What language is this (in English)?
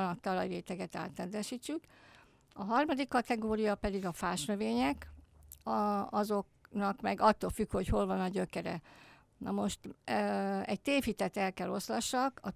Hungarian